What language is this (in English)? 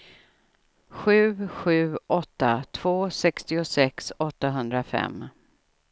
Swedish